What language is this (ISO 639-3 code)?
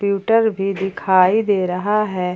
hin